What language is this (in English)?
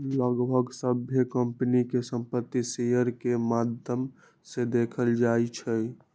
Magahi